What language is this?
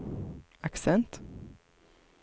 Swedish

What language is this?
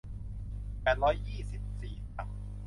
Thai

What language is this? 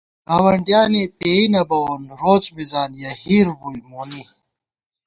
Gawar-Bati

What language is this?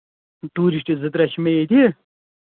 Kashmiri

